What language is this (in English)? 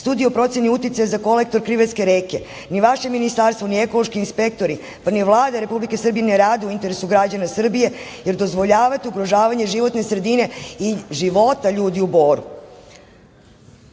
Serbian